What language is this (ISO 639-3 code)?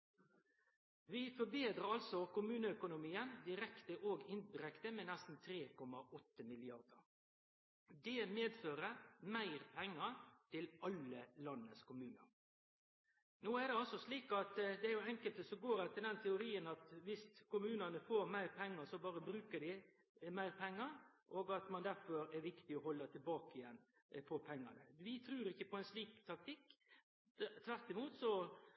nno